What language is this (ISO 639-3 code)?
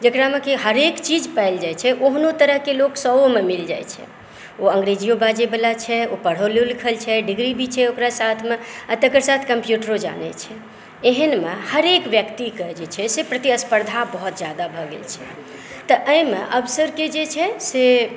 mai